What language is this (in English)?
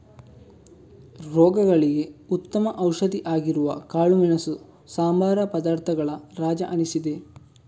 Kannada